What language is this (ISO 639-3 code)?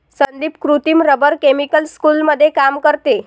mar